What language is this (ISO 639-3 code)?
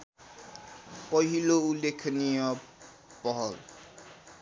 nep